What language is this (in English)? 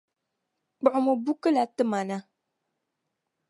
Dagbani